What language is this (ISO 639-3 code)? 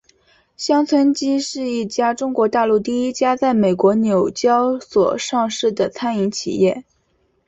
zho